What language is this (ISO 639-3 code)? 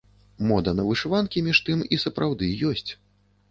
bel